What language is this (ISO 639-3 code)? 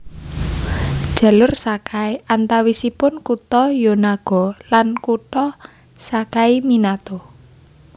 jav